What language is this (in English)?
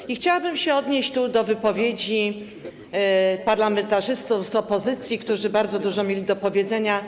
Polish